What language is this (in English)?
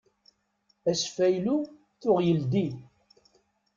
Kabyle